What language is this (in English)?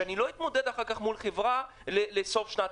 Hebrew